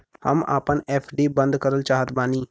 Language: Bhojpuri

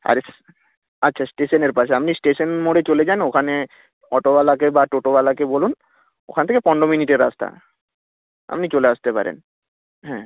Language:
Bangla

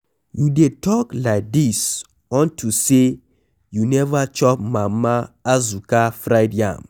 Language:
Nigerian Pidgin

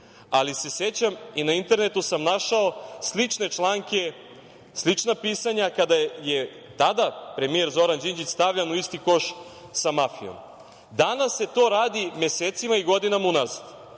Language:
Serbian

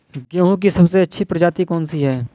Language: Hindi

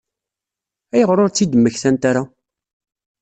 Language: Kabyle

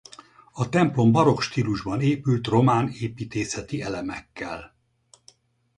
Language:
Hungarian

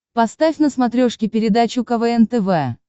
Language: Russian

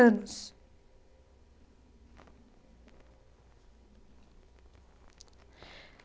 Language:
Portuguese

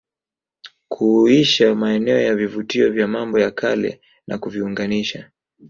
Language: Swahili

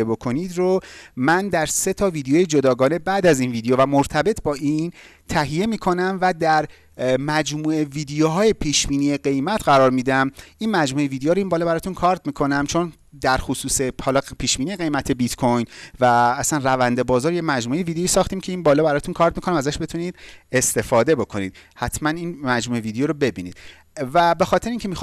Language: Persian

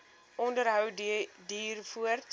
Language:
Afrikaans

